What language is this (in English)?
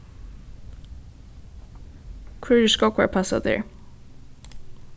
Faroese